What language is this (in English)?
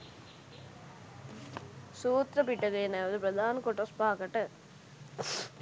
Sinhala